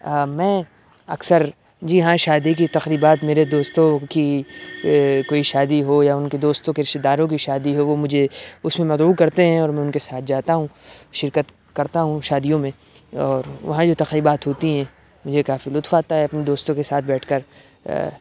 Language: Urdu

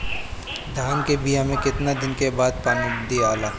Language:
Bhojpuri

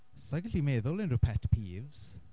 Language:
Welsh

